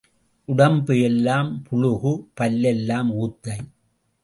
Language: Tamil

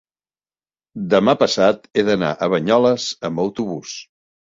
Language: Catalan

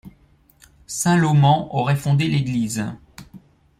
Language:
French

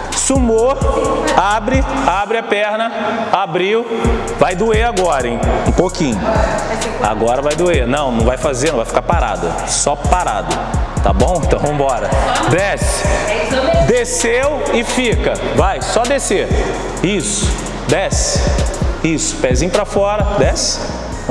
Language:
Portuguese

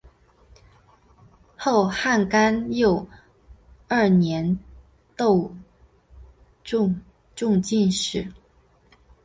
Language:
Chinese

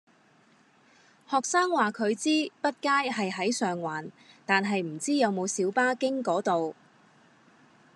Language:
Cantonese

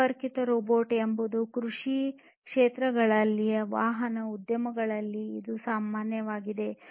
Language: Kannada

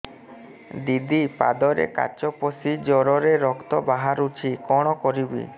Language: Odia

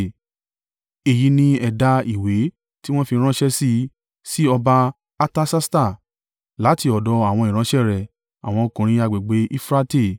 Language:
Yoruba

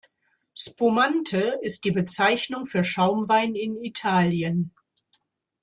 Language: German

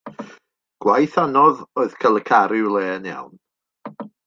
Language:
Welsh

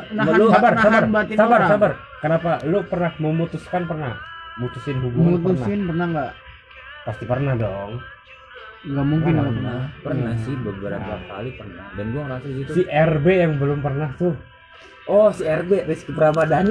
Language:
Indonesian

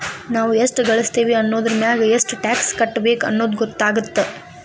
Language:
Kannada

